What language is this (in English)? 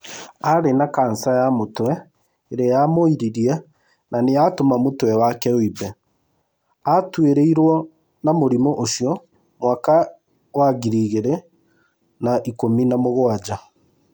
Kikuyu